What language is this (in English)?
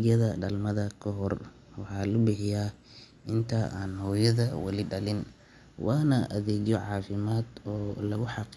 Somali